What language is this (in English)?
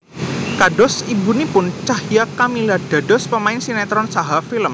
Javanese